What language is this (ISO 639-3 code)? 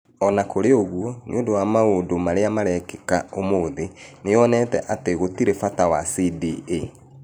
kik